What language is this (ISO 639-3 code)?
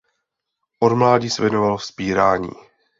ces